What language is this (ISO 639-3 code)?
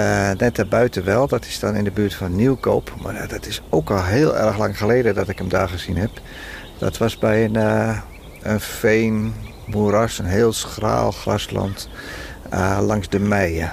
nld